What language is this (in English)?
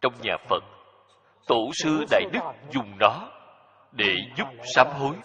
Vietnamese